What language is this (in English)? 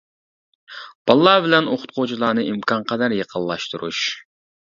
Uyghur